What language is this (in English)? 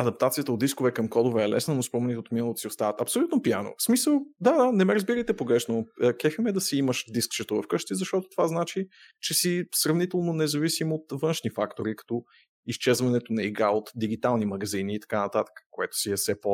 Bulgarian